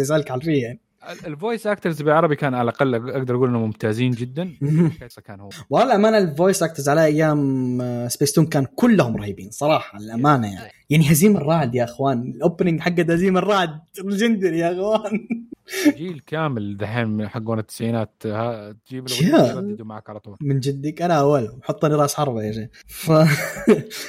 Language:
Arabic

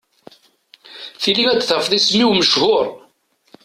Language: Kabyle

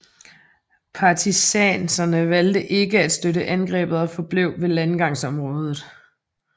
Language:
Danish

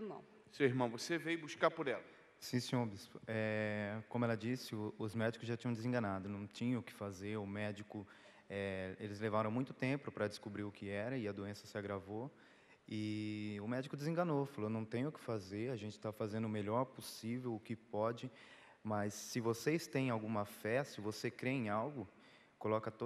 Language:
Portuguese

